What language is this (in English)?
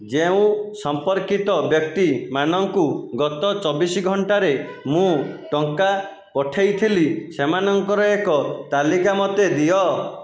Odia